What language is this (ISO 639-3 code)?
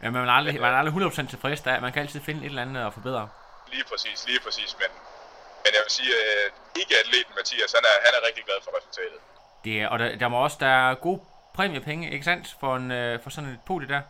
dan